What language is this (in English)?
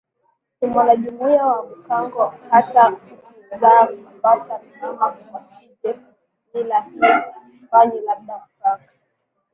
Swahili